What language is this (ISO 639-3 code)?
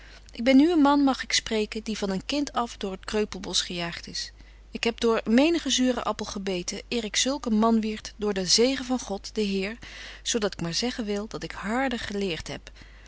nld